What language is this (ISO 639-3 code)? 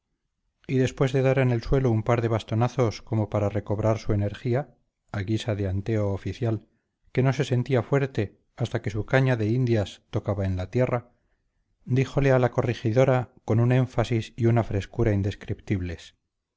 spa